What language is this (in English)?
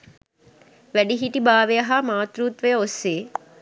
Sinhala